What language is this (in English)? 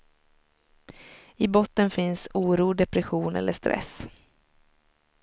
Swedish